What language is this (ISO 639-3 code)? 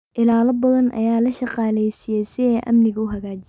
som